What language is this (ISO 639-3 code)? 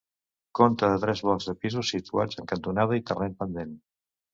cat